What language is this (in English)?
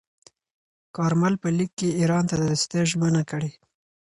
Pashto